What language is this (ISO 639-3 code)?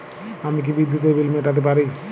ben